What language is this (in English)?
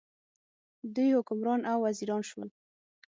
Pashto